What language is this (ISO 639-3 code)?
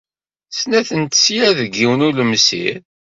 kab